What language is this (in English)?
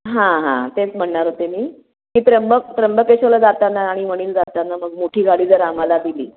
Marathi